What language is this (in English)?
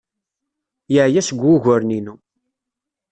Kabyle